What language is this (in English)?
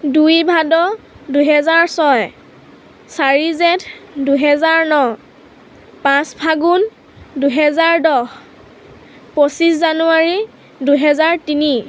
Assamese